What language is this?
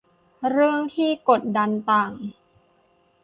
Thai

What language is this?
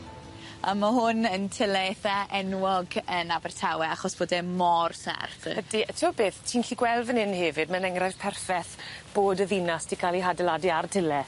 Welsh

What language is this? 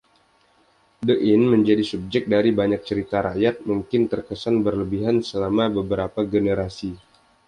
Indonesian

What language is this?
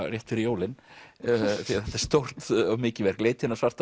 Icelandic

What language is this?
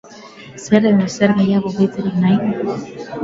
Basque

